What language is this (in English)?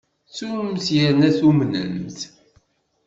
Kabyle